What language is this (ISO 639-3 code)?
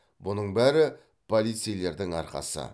kaz